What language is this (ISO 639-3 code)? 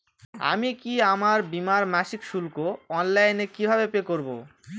ben